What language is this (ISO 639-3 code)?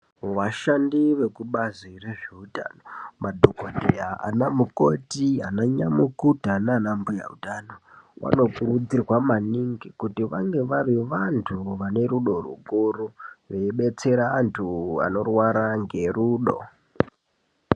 ndc